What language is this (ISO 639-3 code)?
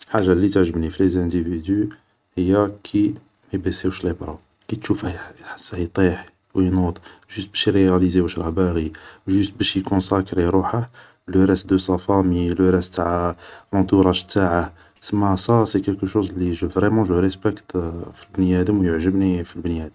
arq